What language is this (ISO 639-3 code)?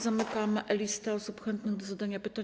pol